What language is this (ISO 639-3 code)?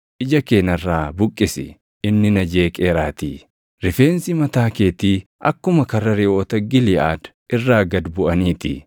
orm